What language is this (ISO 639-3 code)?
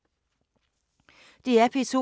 dan